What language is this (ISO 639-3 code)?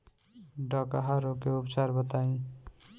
bho